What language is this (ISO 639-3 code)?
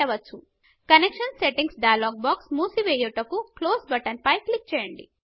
tel